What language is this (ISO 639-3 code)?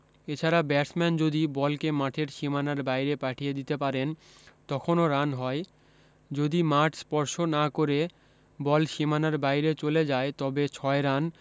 ben